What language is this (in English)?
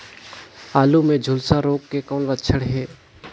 Chhattisgarhi